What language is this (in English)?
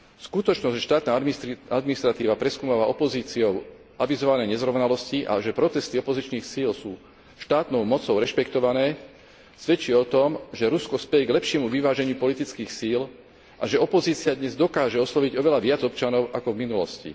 Slovak